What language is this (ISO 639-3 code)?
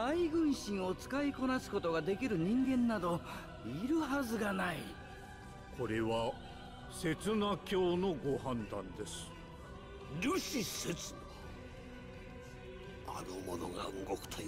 jpn